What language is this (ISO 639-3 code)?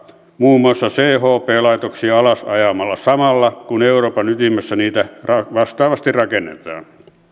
fin